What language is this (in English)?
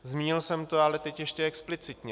Czech